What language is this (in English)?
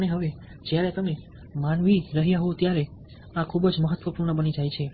Gujarati